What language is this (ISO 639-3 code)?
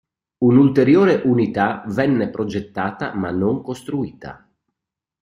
ita